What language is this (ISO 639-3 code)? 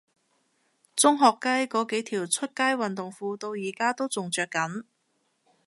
yue